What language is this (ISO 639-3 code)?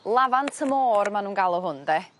cym